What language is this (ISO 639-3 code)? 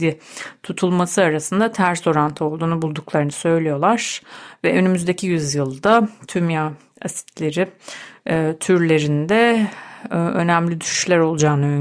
tur